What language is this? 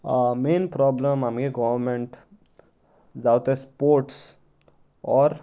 Konkani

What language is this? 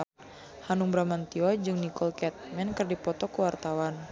Sundanese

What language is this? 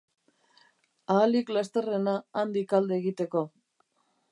Basque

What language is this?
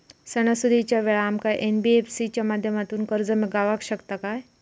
Marathi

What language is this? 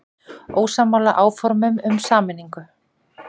Icelandic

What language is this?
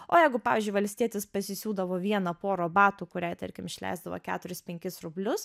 Lithuanian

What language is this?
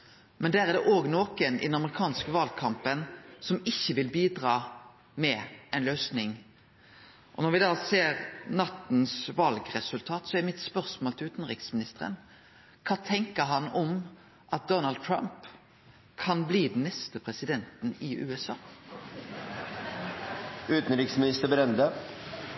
Norwegian Nynorsk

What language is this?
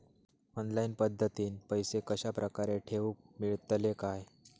Marathi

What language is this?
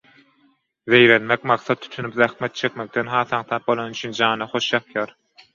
Turkmen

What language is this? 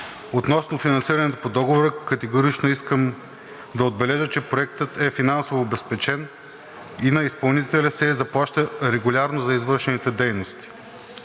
Bulgarian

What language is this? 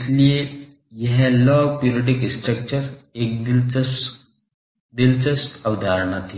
Hindi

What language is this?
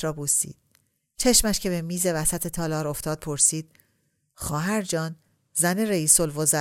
Persian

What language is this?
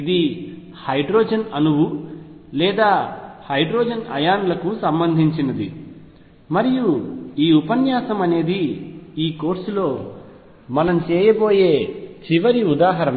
Telugu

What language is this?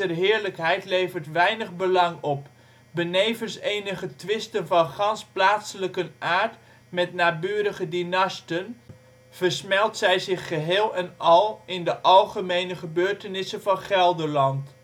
Dutch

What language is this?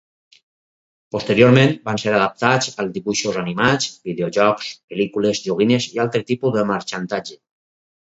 Catalan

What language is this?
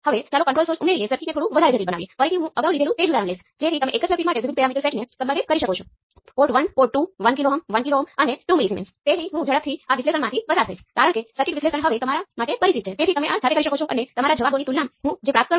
Gujarati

